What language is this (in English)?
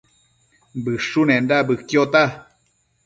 Matsés